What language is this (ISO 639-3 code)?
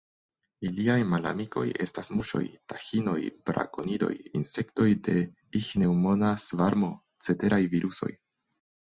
epo